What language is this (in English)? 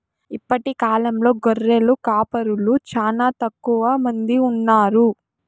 Telugu